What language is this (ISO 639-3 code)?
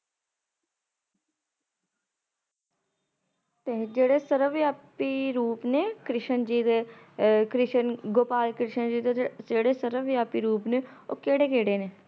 pan